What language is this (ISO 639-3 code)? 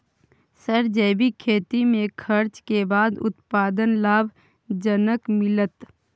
mai